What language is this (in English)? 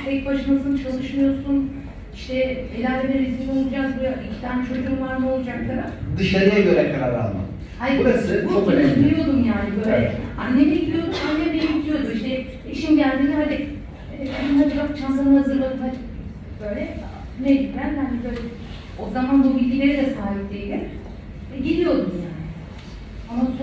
Turkish